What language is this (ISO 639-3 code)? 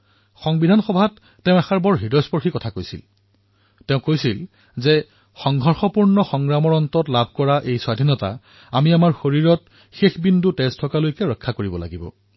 asm